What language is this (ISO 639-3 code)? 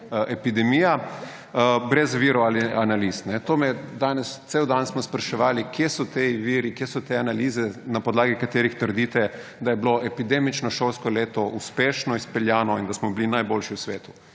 slv